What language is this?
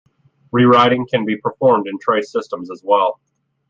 English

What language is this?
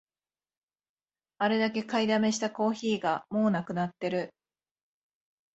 Japanese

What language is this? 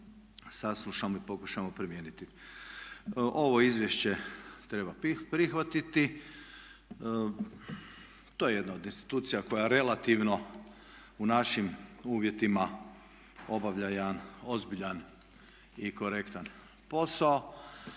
Croatian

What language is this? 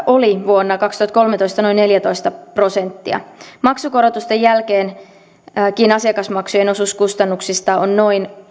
Finnish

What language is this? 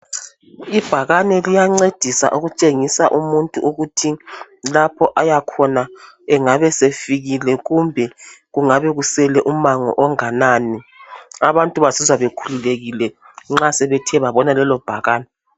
North Ndebele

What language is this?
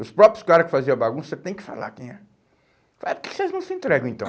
Portuguese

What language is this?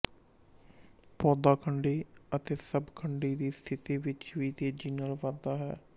Punjabi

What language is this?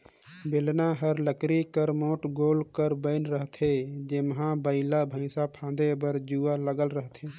Chhattisgarhi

